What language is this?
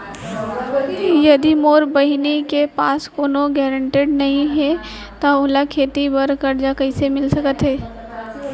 Chhattisgarhi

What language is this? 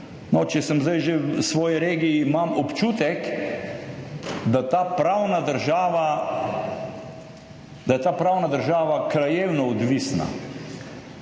Slovenian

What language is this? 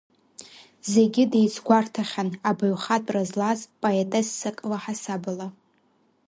Abkhazian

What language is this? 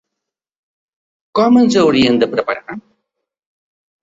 Catalan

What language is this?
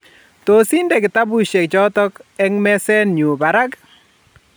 Kalenjin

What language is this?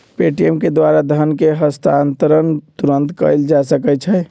Magahi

